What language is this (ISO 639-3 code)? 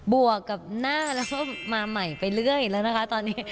tha